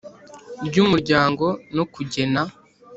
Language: Kinyarwanda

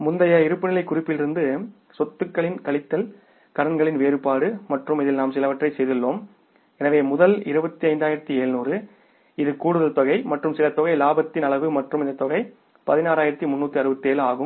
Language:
Tamil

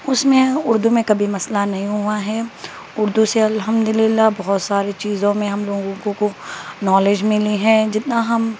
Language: Urdu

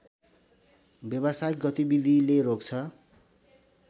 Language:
Nepali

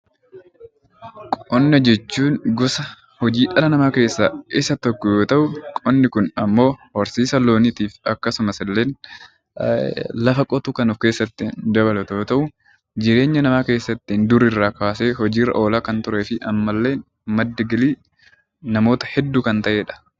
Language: Oromo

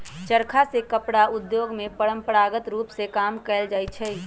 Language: Magahi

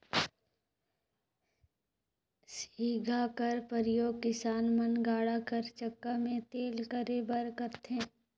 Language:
Chhattisgarhi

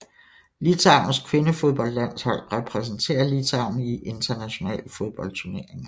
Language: Danish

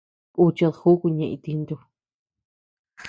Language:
Tepeuxila Cuicatec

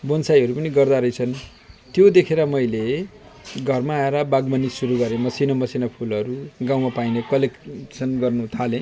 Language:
Nepali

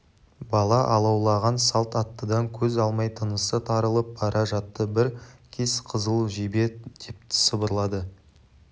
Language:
Kazakh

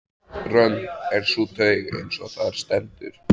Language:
Icelandic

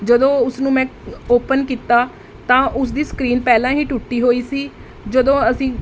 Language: Punjabi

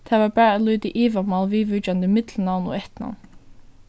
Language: Faroese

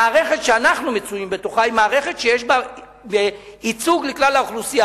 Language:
Hebrew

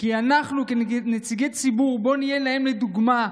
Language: Hebrew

